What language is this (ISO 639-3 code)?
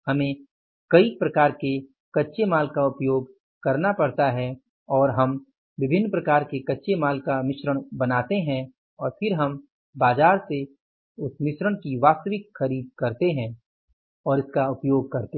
hin